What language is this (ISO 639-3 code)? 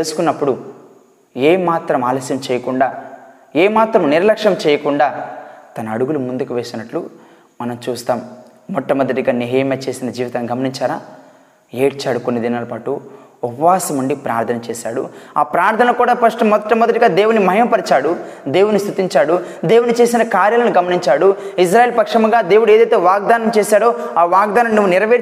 tel